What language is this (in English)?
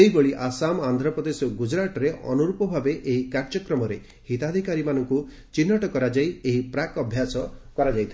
Odia